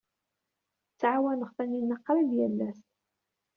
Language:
Kabyle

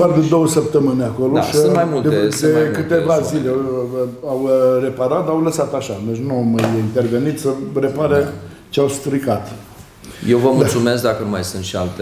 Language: Romanian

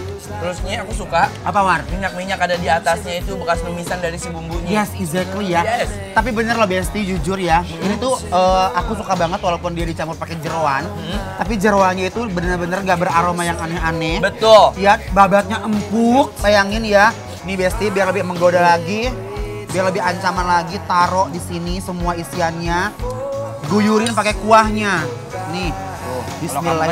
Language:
Indonesian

